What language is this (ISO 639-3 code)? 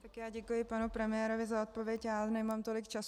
ces